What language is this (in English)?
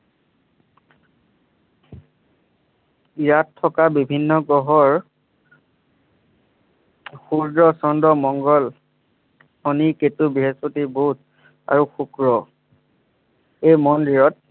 Assamese